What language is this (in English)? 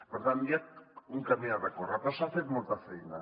Catalan